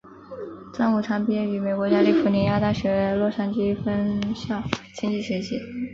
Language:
Chinese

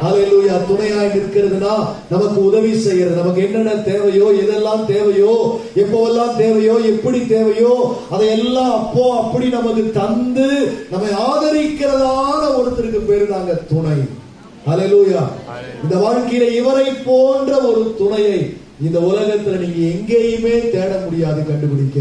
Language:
Korean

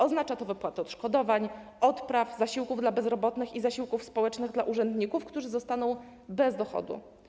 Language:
Polish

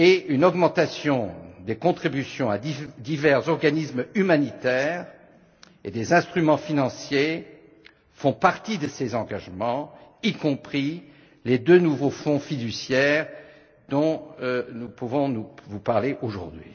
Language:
French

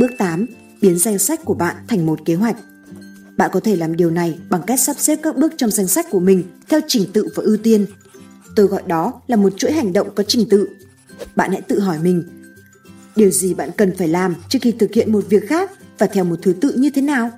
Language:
Vietnamese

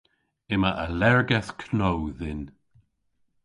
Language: Cornish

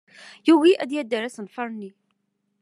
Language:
Kabyle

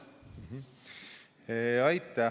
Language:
Estonian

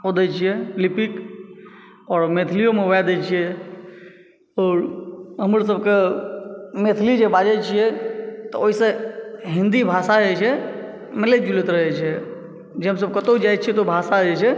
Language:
Maithili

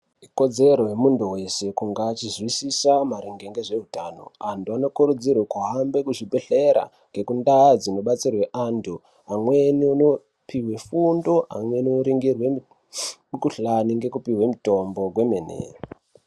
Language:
Ndau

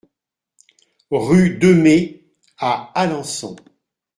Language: French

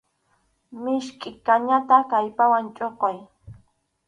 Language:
Arequipa-La Unión Quechua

